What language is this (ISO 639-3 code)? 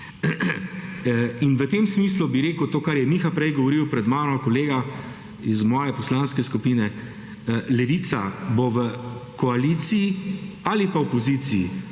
slv